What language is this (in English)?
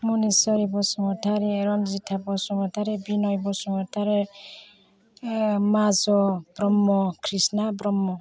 Bodo